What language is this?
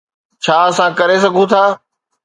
Sindhi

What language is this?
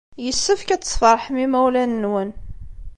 Kabyle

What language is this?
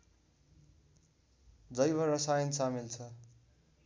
Nepali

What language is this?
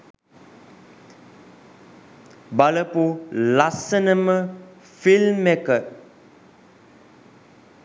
Sinhala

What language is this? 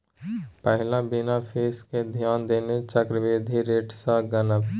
Maithili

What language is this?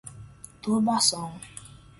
Portuguese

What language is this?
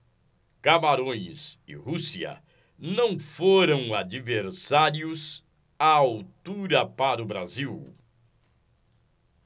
Portuguese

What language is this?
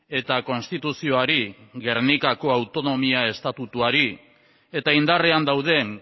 Basque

